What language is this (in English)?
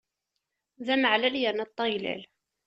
Kabyle